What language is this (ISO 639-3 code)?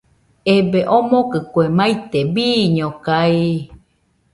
hux